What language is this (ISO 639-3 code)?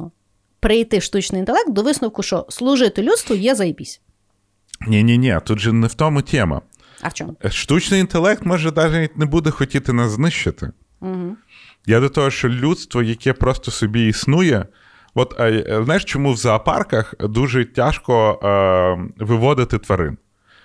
ukr